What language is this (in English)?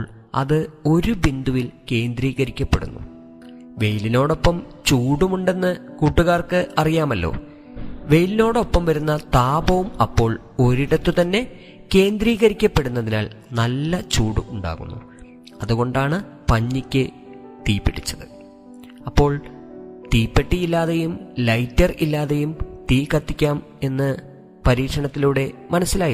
Malayalam